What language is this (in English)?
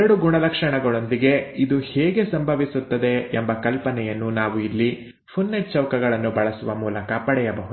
Kannada